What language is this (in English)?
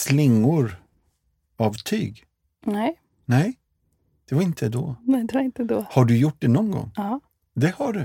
Swedish